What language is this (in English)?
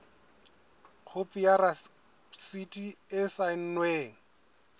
Southern Sotho